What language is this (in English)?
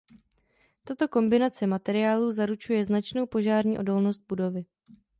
Czech